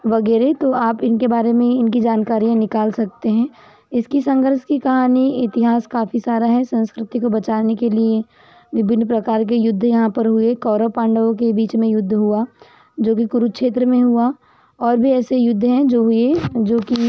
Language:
Hindi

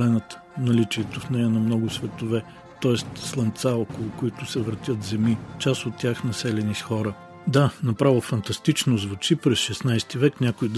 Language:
Bulgarian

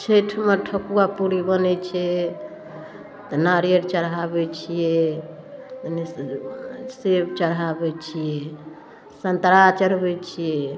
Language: Maithili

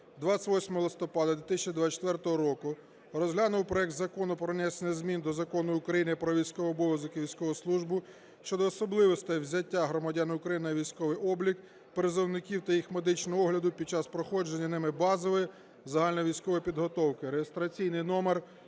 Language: Ukrainian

